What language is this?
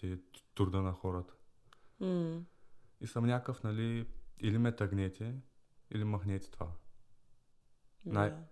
Bulgarian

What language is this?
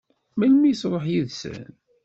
Kabyle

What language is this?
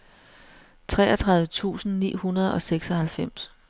Danish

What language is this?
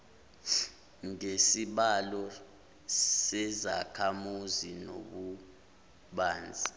Zulu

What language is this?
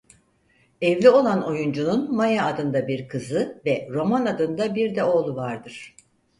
Turkish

